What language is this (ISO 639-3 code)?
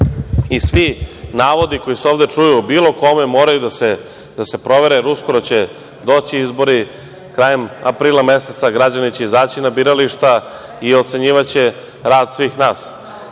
srp